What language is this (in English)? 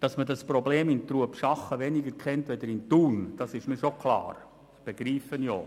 Swiss German